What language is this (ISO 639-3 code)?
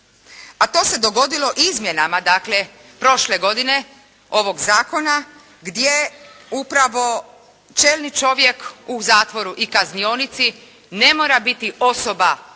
hrv